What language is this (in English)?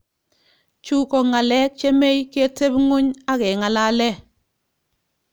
Kalenjin